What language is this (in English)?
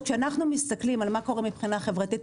Hebrew